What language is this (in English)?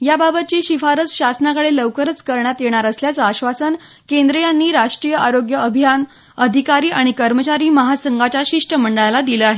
Marathi